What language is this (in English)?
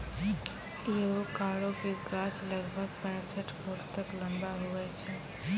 Maithili